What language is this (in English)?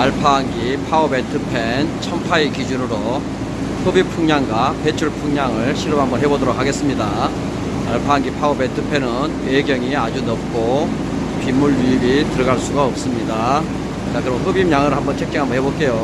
Korean